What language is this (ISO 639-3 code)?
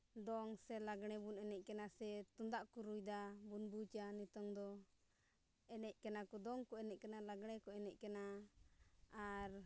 sat